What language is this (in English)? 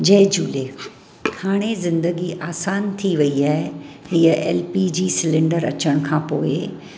Sindhi